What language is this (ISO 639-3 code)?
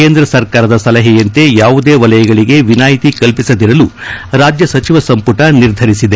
kan